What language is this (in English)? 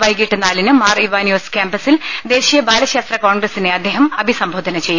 Malayalam